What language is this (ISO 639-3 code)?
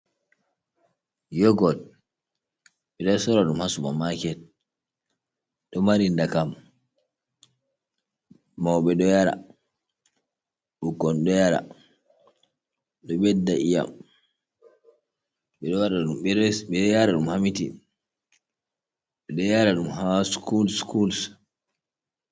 ful